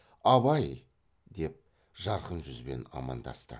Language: Kazakh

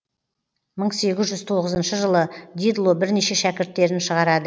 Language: Kazakh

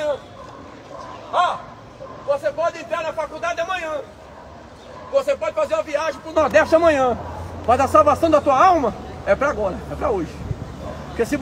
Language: Portuguese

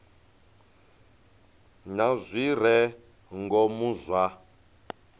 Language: Venda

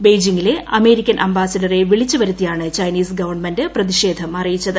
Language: Malayalam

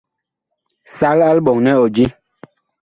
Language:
Bakoko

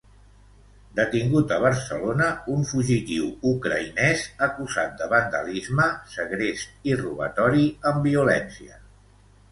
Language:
Catalan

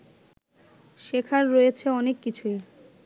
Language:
Bangla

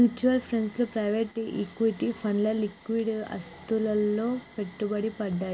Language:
Telugu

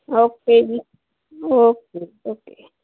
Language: Punjabi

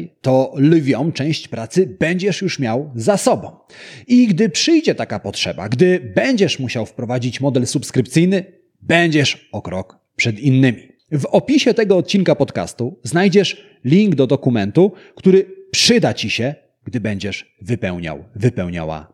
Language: Polish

